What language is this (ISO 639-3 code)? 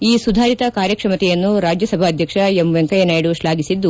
kan